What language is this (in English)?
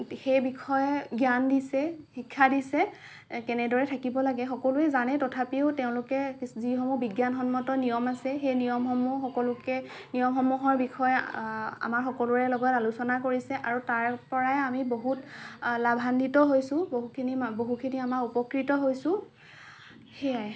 Assamese